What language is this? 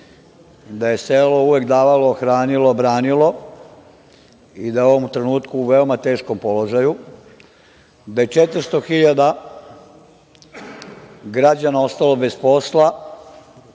Serbian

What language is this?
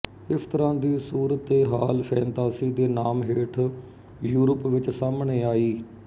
Punjabi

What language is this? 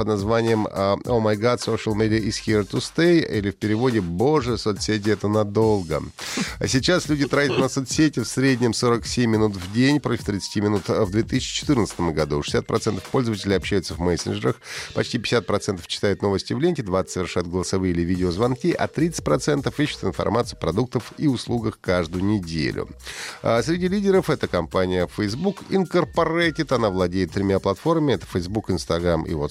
Russian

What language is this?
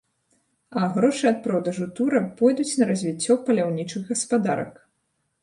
Belarusian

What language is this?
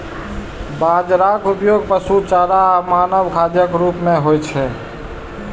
Maithili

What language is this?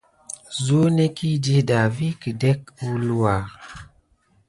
Gidar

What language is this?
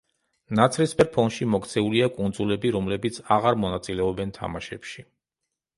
Georgian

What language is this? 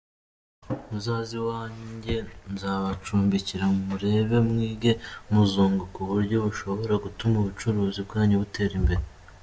Kinyarwanda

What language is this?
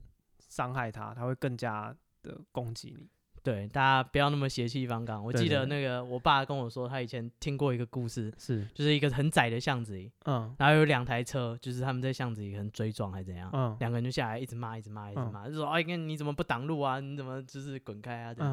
Chinese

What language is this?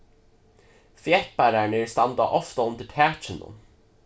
Faroese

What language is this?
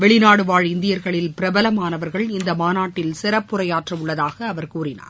Tamil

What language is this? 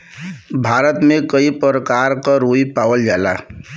Bhojpuri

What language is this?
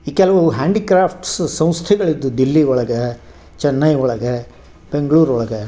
Kannada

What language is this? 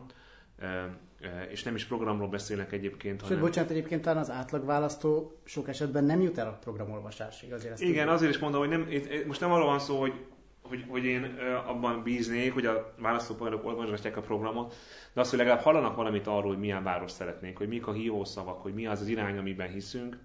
Hungarian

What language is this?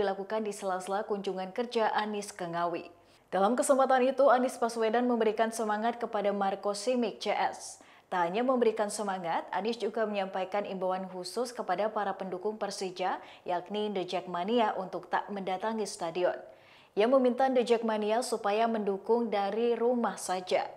Indonesian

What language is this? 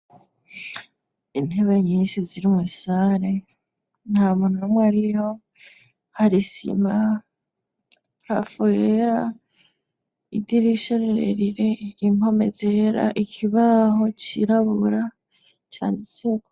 Rundi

